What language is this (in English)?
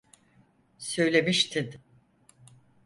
Turkish